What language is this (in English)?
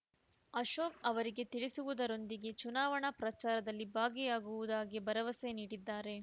Kannada